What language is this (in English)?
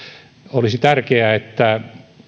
Finnish